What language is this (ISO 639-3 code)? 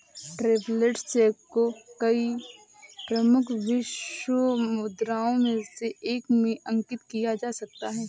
hin